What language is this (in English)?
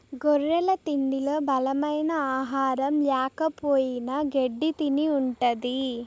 Telugu